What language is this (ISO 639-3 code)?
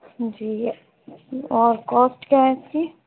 urd